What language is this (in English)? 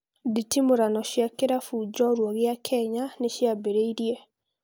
Kikuyu